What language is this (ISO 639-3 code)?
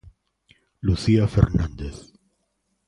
glg